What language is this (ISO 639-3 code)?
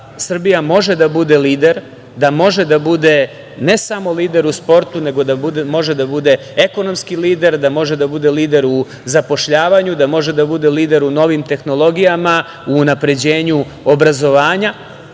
srp